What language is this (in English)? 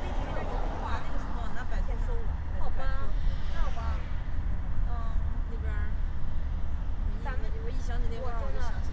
Chinese